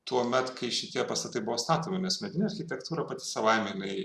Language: Lithuanian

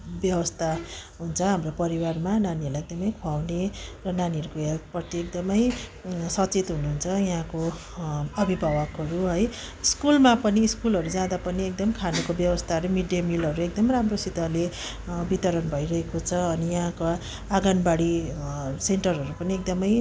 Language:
Nepali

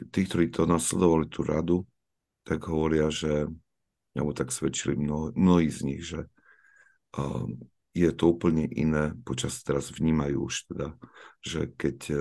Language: Slovak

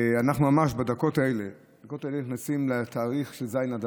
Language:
Hebrew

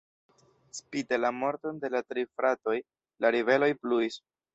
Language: Esperanto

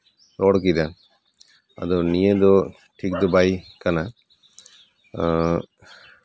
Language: Santali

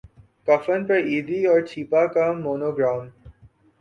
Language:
Urdu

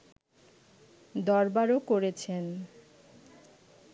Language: Bangla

